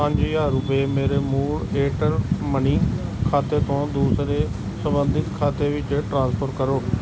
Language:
Punjabi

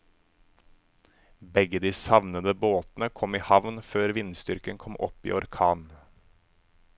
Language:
Norwegian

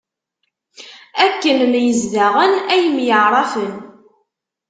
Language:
Kabyle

